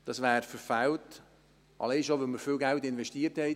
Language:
Swiss German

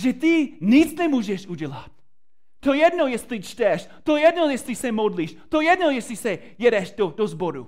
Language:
Czech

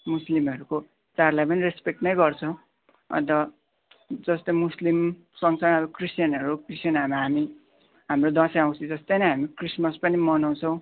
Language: Nepali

